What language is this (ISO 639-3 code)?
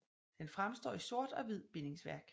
dan